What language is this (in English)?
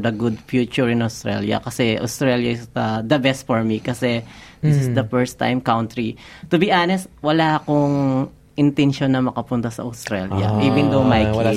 Filipino